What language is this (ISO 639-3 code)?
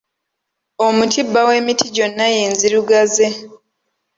lug